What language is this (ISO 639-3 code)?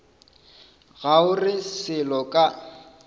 nso